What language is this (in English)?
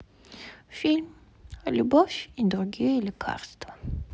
Russian